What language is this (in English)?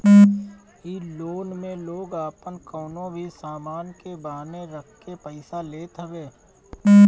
Bhojpuri